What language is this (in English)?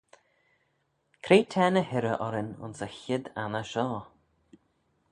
Manx